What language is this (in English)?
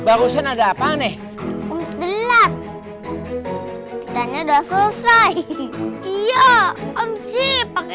Indonesian